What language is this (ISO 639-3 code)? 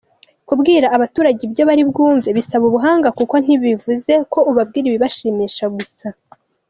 kin